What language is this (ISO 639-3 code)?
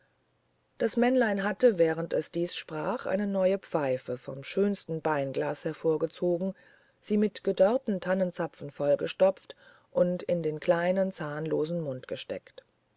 deu